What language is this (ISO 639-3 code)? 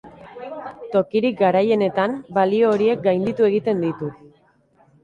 eus